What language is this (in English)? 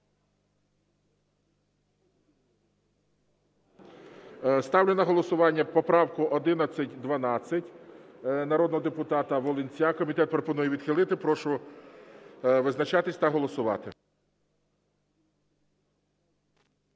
Ukrainian